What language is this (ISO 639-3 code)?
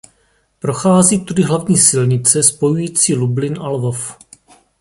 ces